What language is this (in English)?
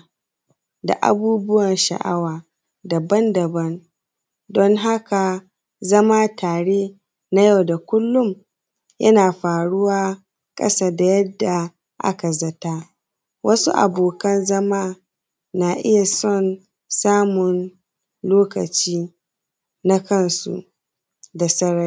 Hausa